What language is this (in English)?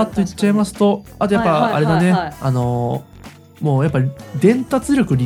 Japanese